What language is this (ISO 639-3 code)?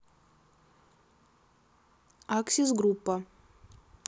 rus